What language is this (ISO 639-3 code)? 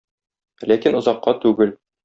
tat